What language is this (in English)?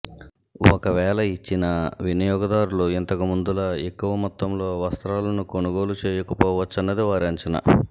Telugu